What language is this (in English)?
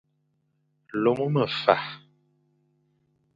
Fang